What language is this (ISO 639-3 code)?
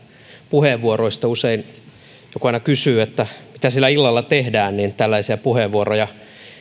fin